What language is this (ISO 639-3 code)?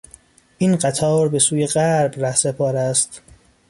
fas